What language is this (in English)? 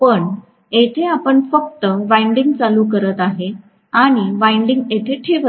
Marathi